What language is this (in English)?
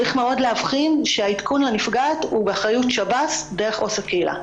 Hebrew